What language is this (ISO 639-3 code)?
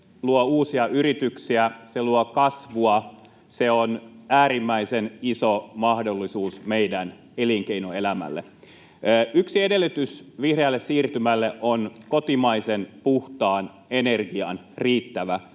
fin